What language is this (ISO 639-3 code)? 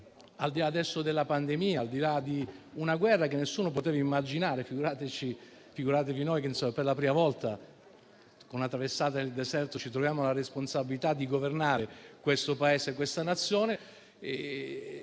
ita